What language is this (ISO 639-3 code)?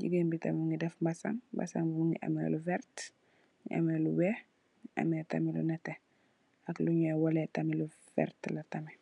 wol